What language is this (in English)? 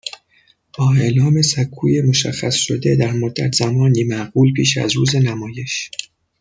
Persian